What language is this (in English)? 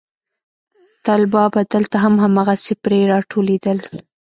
Pashto